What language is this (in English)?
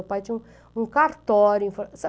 Portuguese